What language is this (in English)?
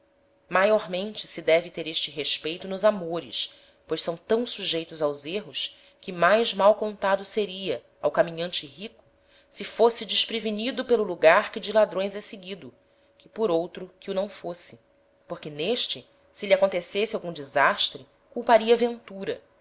Portuguese